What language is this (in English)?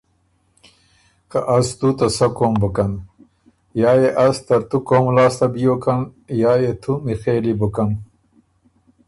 Ormuri